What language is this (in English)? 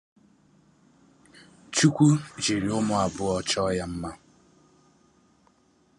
Igbo